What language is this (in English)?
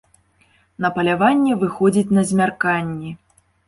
Belarusian